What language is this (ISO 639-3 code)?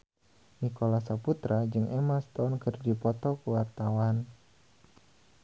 sun